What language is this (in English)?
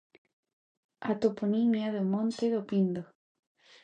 Galician